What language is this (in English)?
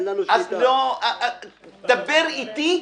Hebrew